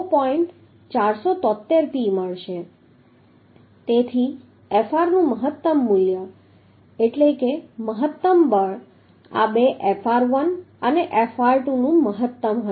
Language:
Gujarati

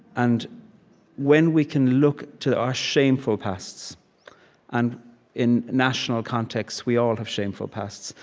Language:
English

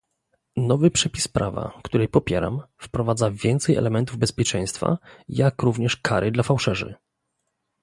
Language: Polish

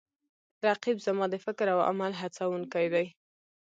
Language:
Pashto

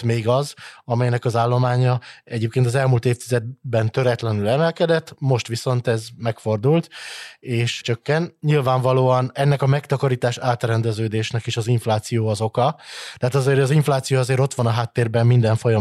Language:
Hungarian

